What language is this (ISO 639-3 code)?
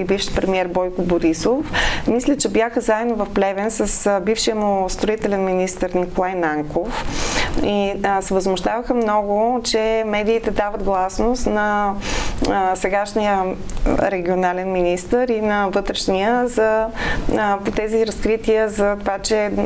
bul